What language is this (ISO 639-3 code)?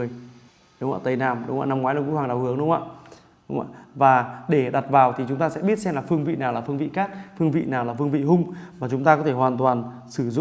vie